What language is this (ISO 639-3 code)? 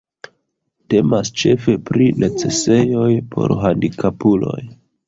epo